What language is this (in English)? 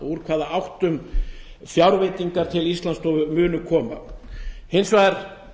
Icelandic